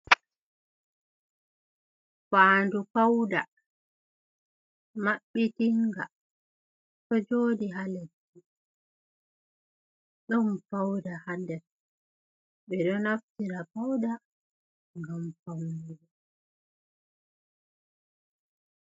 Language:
Fula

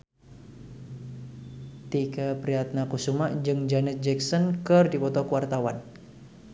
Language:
Sundanese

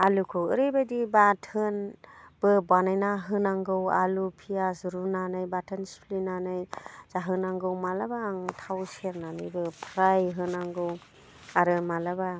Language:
Bodo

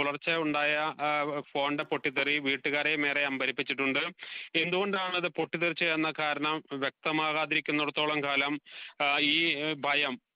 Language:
Malayalam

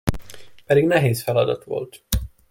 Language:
Hungarian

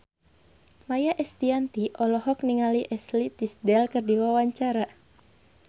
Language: Sundanese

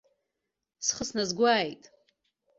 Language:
Abkhazian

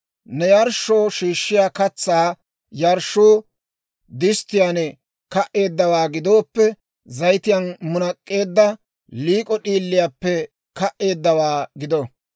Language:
Dawro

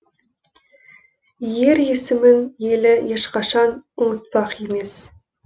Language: Kazakh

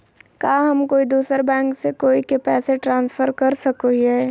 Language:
Magahi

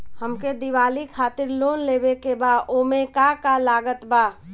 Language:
Bhojpuri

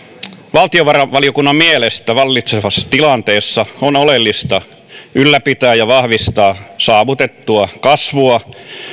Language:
Finnish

